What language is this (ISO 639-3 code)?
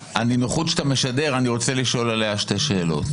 heb